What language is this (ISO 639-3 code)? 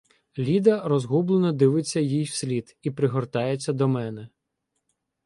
ukr